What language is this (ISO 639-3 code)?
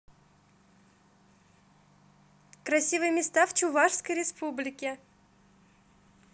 rus